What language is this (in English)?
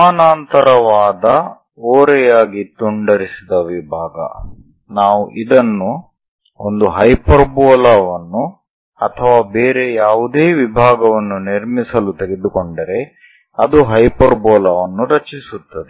Kannada